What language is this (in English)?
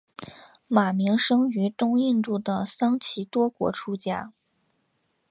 Chinese